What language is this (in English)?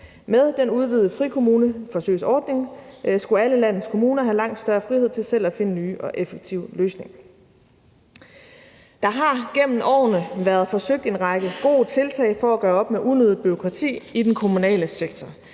Danish